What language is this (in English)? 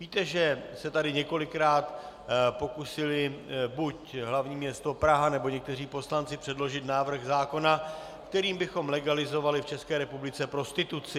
Czech